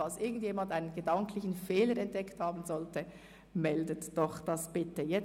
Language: Swiss German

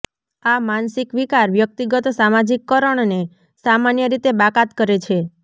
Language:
Gujarati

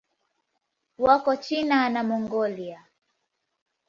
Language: Swahili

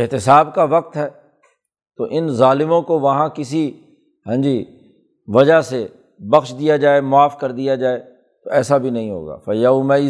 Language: Urdu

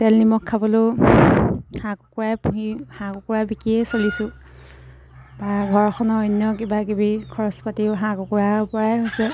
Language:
Assamese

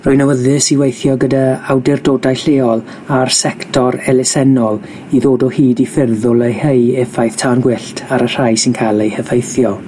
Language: Welsh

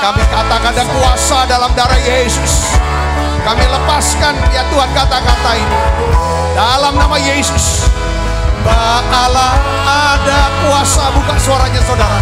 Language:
Indonesian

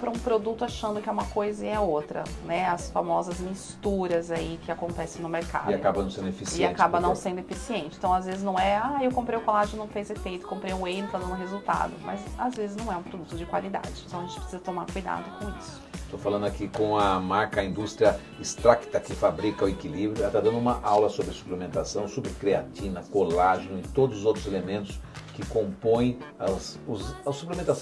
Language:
Portuguese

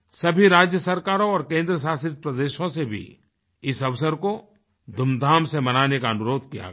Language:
Hindi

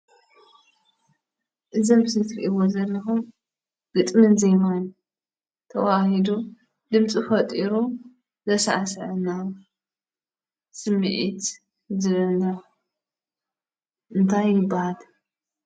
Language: Tigrinya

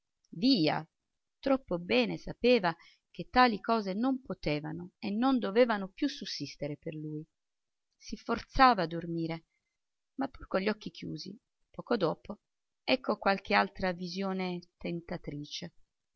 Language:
Italian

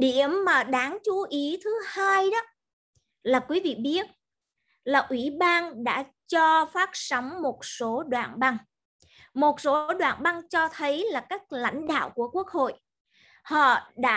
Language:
Vietnamese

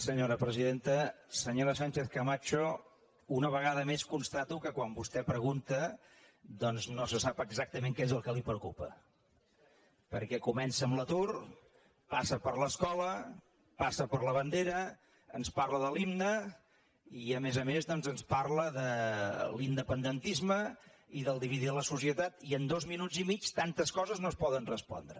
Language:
Catalan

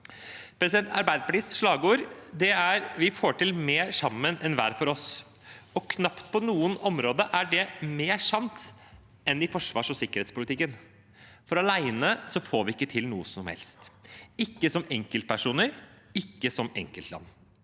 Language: Norwegian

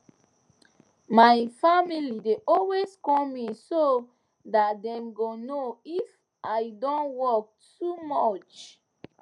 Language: Nigerian Pidgin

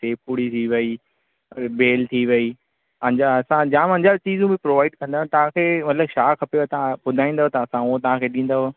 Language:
Sindhi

